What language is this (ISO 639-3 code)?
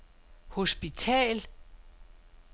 dan